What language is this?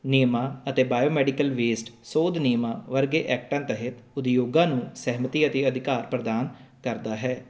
Punjabi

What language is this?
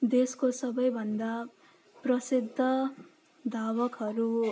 Nepali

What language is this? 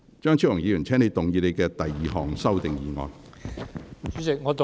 Cantonese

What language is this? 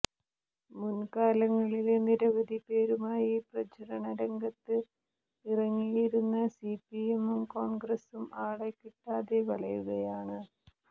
Malayalam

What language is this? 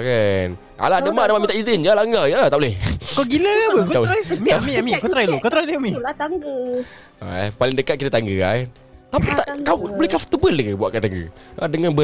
Malay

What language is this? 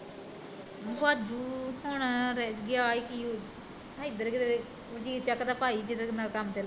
Punjabi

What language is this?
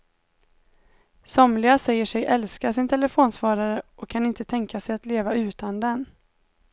Swedish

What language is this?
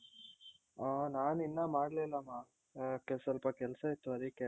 Kannada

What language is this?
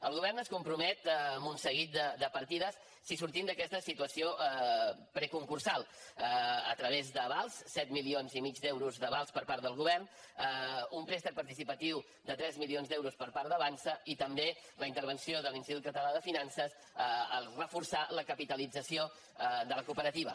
Catalan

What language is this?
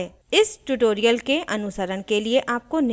Hindi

